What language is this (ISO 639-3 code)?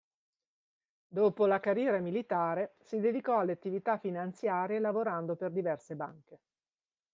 ita